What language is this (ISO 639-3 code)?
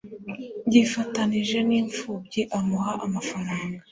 kin